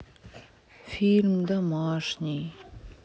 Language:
Russian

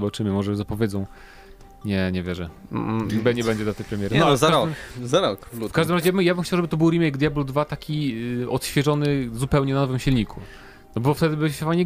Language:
Polish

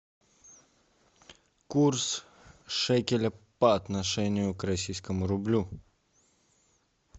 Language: Russian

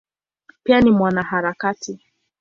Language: Swahili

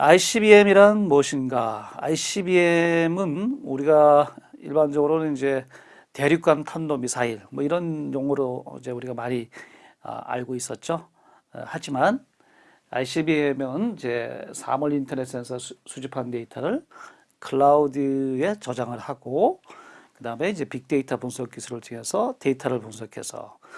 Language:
Korean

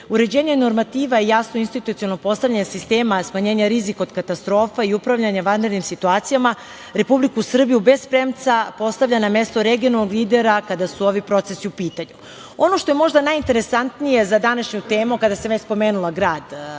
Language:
Serbian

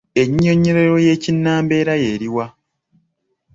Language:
Ganda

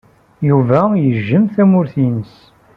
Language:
Kabyle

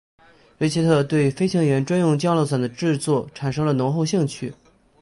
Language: Chinese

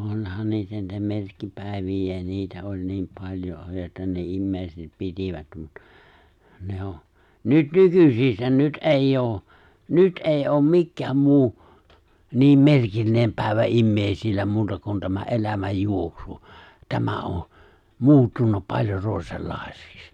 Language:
Finnish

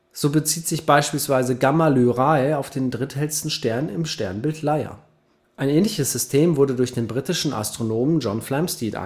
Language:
German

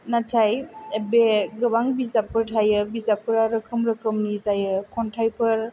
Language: Bodo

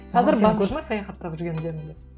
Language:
Kazakh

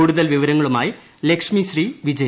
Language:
Malayalam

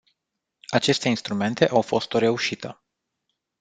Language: Romanian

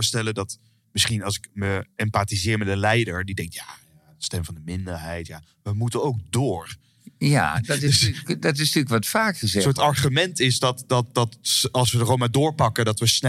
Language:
Dutch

